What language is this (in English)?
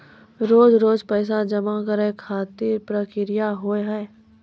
Maithili